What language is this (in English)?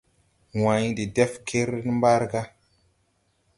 Tupuri